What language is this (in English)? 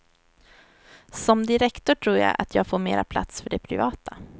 Swedish